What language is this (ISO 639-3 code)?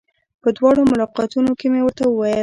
pus